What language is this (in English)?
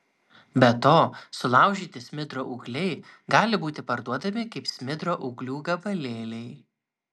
Lithuanian